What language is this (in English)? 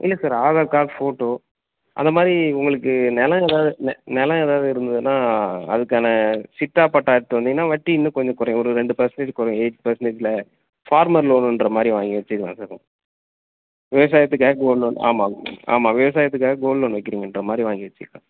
Tamil